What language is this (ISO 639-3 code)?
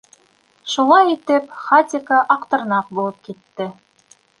bak